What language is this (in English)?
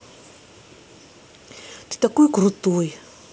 Russian